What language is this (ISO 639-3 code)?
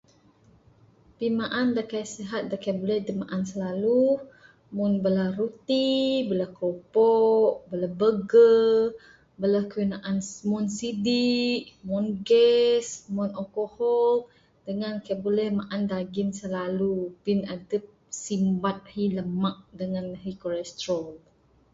sdo